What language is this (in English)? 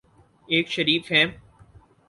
Urdu